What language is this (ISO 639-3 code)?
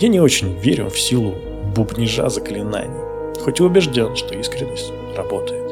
rus